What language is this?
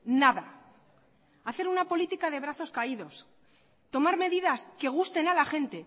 Spanish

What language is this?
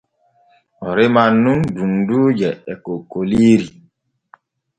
Borgu Fulfulde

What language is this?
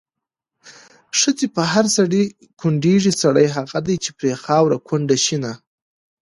Pashto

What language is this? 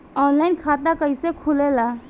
Bhojpuri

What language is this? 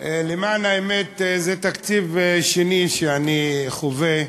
Hebrew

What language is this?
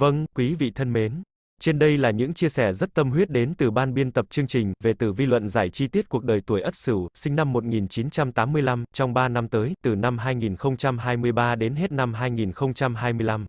Vietnamese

